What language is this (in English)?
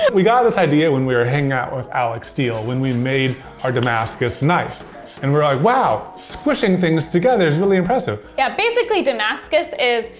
English